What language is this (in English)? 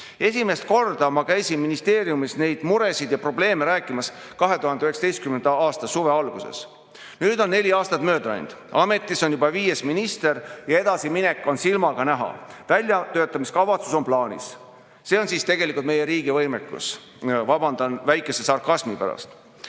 Estonian